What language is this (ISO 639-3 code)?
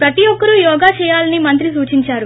tel